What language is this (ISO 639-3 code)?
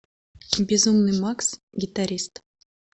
rus